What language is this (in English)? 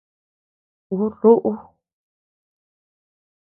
Tepeuxila Cuicatec